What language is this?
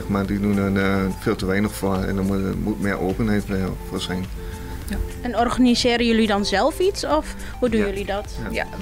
Dutch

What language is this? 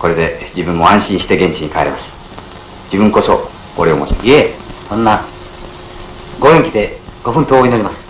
Japanese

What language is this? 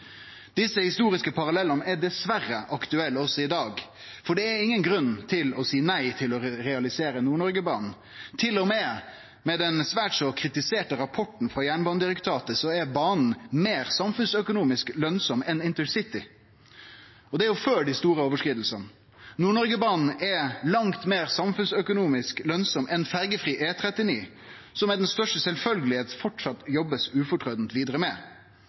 Norwegian Nynorsk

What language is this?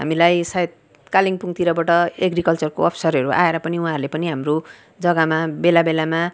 Nepali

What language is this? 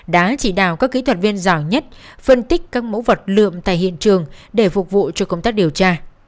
Vietnamese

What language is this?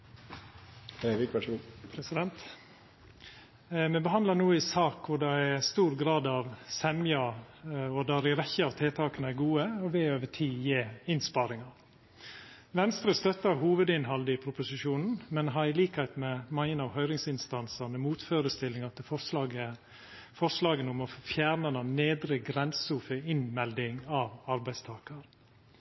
Norwegian Nynorsk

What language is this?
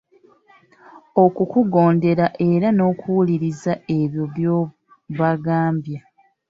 Ganda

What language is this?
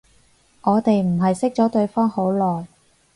Cantonese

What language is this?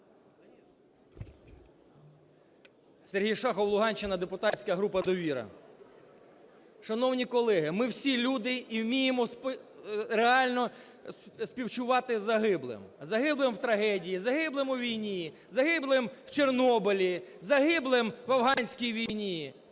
Ukrainian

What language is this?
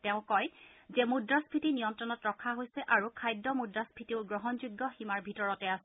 Assamese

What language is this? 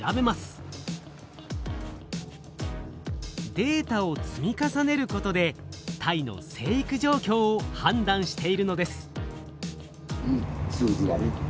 Japanese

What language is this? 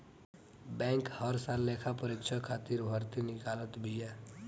Bhojpuri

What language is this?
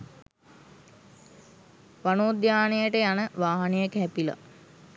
Sinhala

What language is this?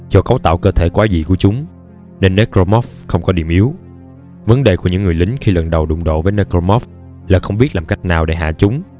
Vietnamese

